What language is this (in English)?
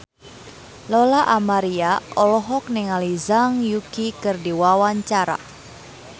Sundanese